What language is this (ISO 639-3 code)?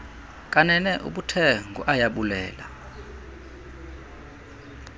xho